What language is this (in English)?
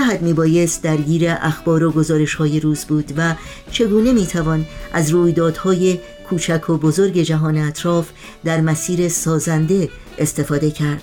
Persian